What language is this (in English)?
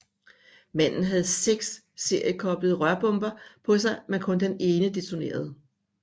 Danish